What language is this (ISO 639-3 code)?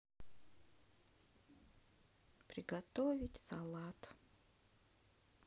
rus